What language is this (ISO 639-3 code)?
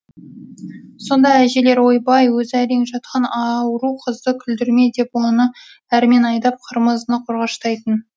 kaz